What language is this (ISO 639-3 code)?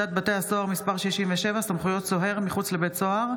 heb